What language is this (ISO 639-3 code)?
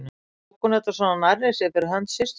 isl